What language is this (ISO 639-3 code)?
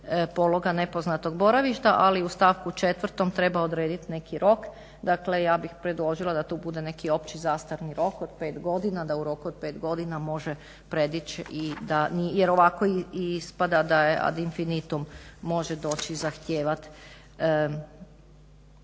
hrv